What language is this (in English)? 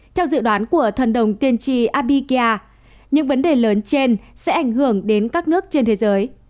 Vietnamese